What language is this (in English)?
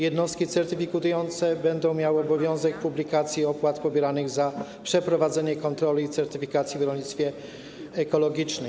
Polish